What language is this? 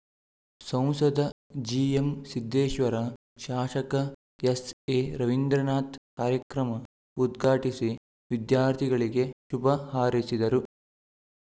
Kannada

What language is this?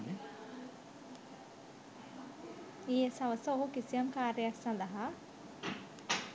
Sinhala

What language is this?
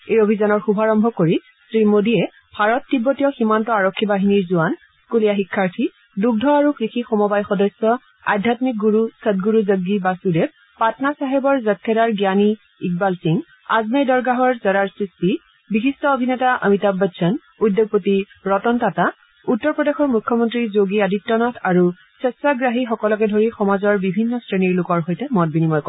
Assamese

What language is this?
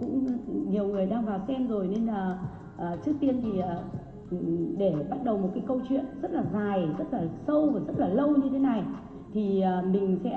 Vietnamese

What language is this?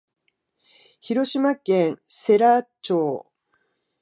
Japanese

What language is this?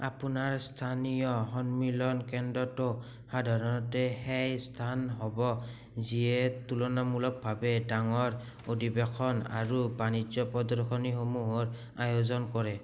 Assamese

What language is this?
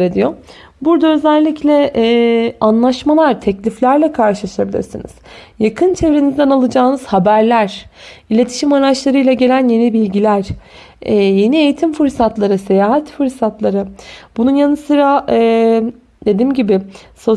Turkish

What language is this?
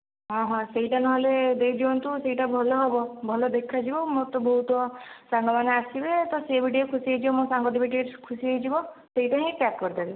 Odia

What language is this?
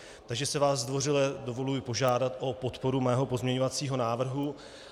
Czech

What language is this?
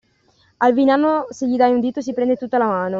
Italian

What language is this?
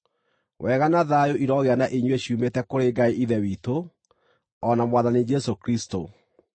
Kikuyu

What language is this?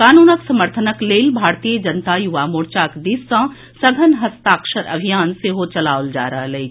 Maithili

